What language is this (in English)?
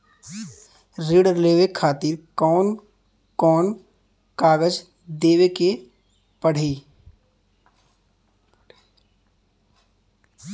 Bhojpuri